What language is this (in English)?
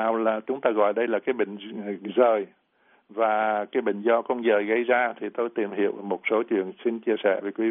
Vietnamese